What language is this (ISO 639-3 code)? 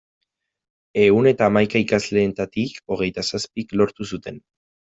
eus